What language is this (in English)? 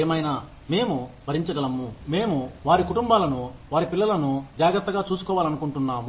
Telugu